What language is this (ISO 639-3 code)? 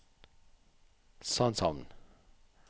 nor